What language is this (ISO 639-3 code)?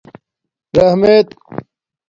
dmk